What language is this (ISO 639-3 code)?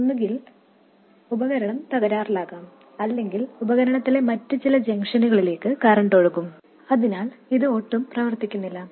mal